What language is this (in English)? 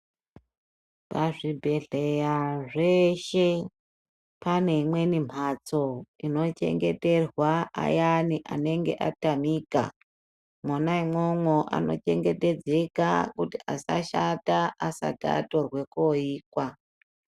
Ndau